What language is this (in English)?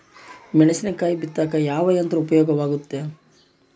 Kannada